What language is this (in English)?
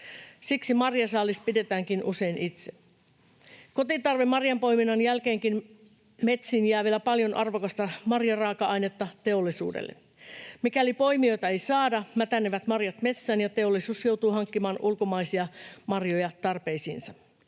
Finnish